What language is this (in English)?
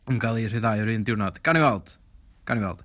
Welsh